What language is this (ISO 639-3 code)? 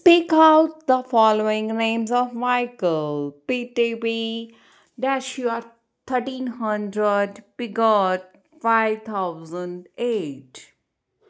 pan